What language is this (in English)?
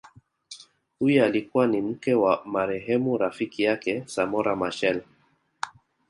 Swahili